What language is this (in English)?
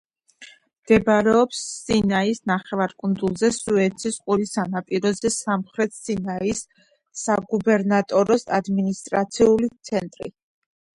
Georgian